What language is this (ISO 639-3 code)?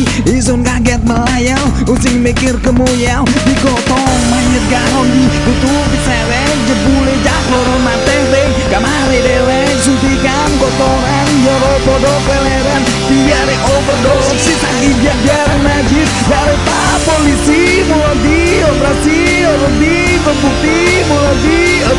jav